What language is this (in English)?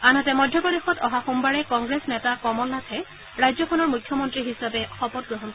Assamese